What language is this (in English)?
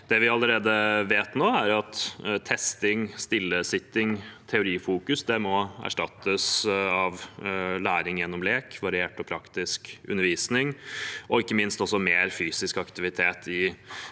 Norwegian